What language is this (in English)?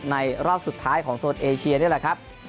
Thai